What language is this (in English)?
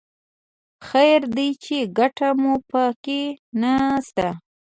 Pashto